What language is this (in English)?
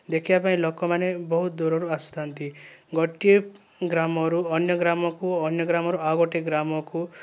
Odia